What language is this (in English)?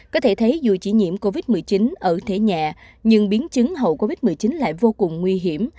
Vietnamese